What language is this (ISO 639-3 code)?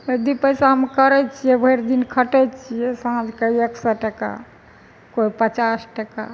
mai